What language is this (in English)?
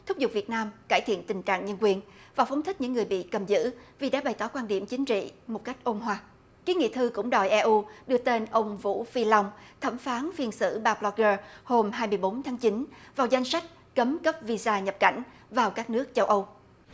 Vietnamese